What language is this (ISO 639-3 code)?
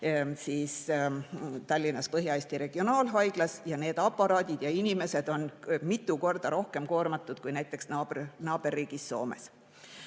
est